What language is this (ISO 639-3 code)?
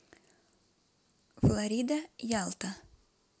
rus